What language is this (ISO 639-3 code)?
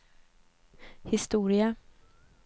swe